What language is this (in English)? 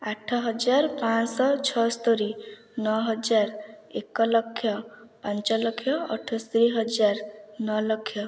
Odia